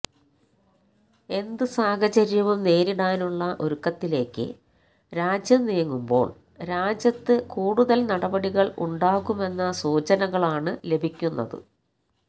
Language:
Malayalam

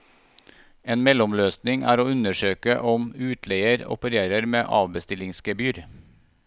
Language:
Norwegian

